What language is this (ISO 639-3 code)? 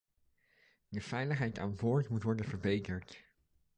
nld